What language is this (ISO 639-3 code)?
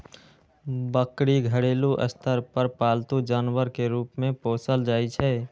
mai